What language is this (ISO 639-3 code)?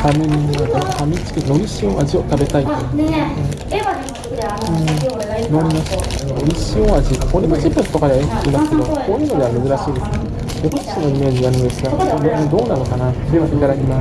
jpn